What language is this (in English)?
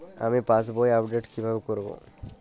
Bangla